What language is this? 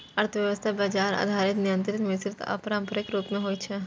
Maithili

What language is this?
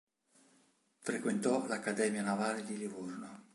Italian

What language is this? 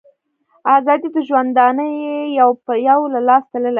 Pashto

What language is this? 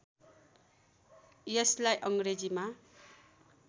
Nepali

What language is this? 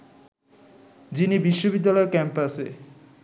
Bangla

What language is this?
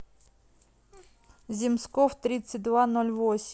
Russian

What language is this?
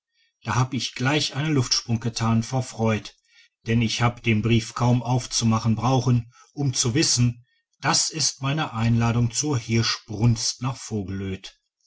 German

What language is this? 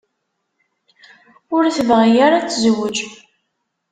Kabyle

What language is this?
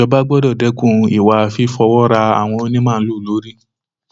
Yoruba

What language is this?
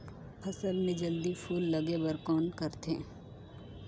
Chhattisgarhi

